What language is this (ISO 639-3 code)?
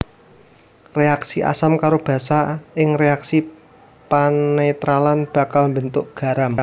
jav